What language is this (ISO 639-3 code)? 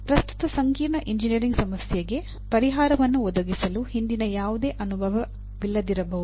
kan